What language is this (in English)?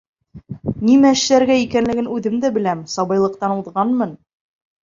Bashkir